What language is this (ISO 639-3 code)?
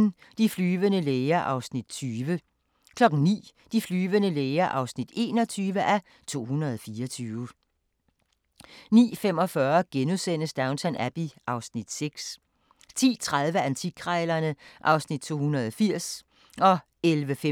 dan